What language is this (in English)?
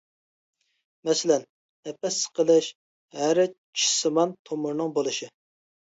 Uyghur